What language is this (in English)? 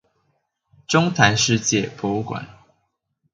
Chinese